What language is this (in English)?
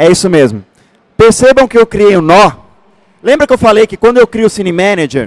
Portuguese